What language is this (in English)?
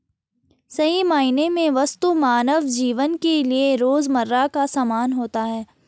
Hindi